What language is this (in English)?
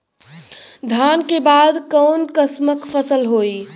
Bhojpuri